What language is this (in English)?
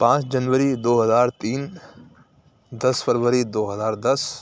Urdu